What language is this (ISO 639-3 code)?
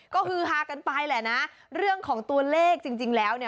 tha